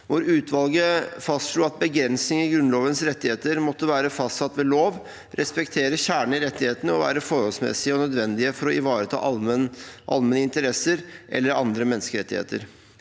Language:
Norwegian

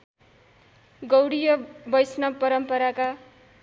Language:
Nepali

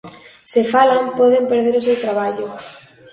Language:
Galician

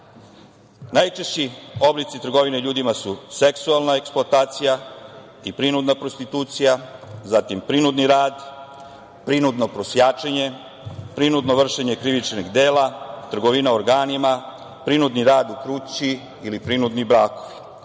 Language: Serbian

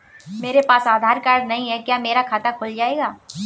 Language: Hindi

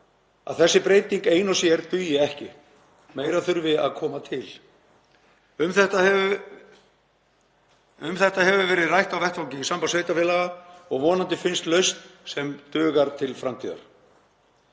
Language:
Icelandic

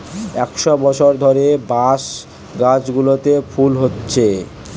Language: Bangla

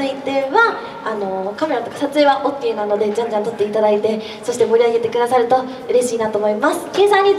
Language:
Japanese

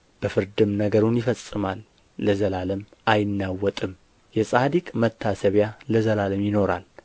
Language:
Amharic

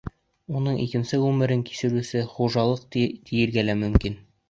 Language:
Bashkir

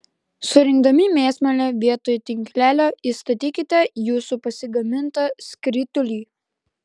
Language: Lithuanian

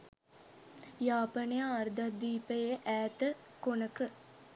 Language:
Sinhala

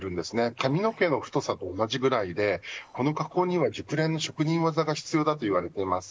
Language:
Japanese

